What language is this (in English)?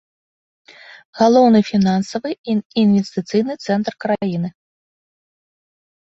Belarusian